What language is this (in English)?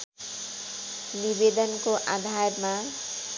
Nepali